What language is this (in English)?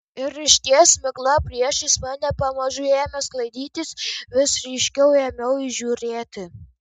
Lithuanian